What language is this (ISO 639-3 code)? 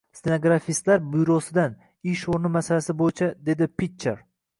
uzb